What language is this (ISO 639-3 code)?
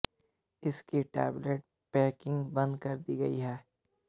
hin